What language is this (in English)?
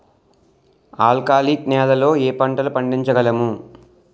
Telugu